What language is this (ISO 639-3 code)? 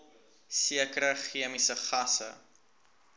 afr